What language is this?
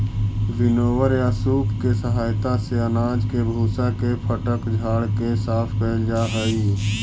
Magahi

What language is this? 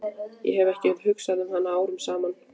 Icelandic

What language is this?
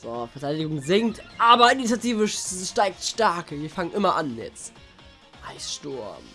German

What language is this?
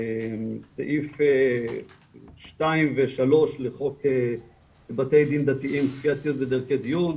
Hebrew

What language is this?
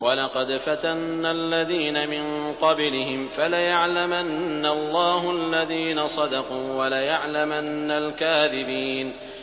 Arabic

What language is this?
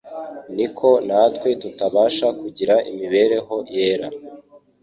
Kinyarwanda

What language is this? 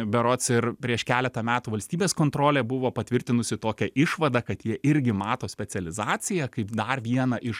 Lithuanian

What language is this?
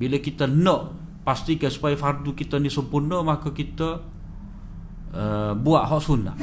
Malay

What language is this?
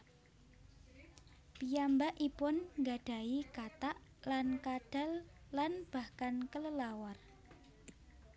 Javanese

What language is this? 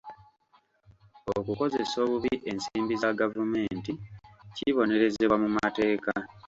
Ganda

